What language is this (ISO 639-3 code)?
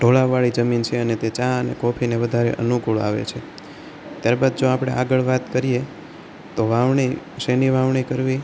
guj